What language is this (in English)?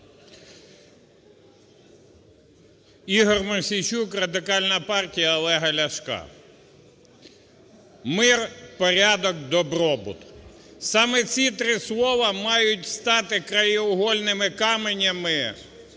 Ukrainian